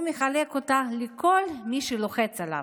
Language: Hebrew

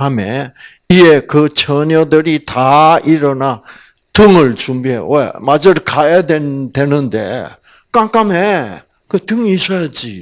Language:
Korean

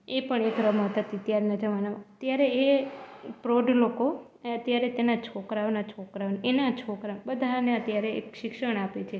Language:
Gujarati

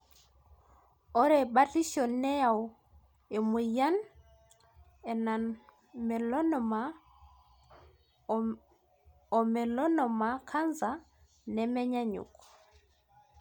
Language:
Masai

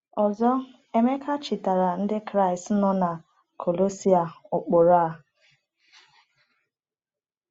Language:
Igbo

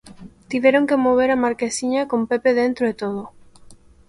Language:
Galician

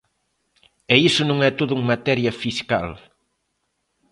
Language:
Galician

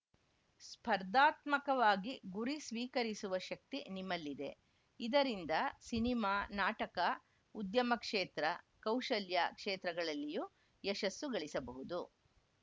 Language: Kannada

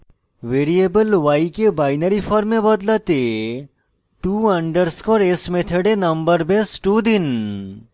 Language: Bangla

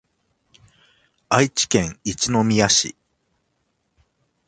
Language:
Japanese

